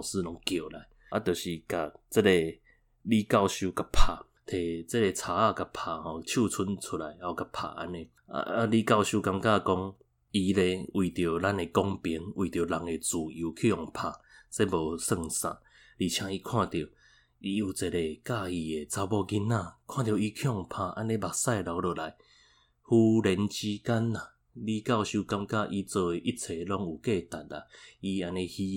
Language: Chinese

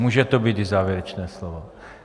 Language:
Czech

